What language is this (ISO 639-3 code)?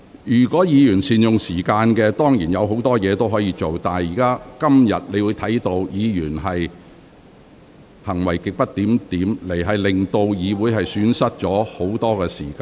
yue